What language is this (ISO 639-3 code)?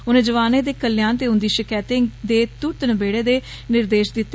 doi